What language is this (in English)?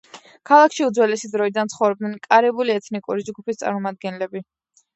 Georgian